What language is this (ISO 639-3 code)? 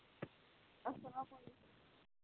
kas